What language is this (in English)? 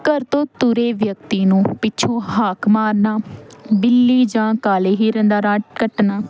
Punjabi